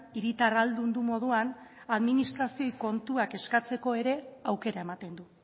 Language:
Basque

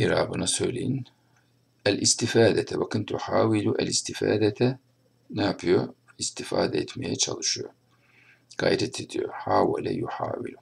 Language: Turkish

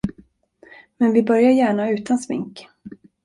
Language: Swedish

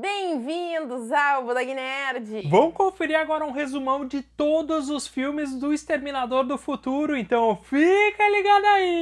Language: Portuguese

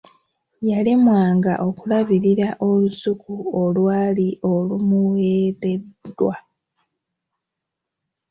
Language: Ganda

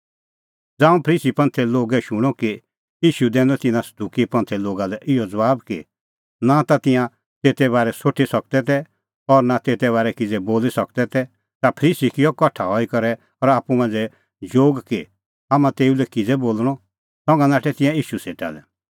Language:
Kullu Pahari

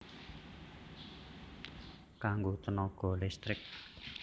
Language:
Javanese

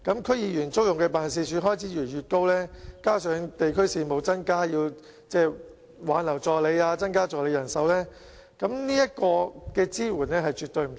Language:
Cantonese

